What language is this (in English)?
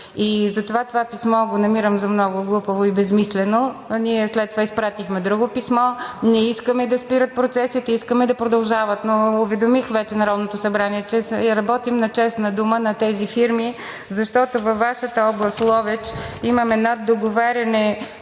Bulgarian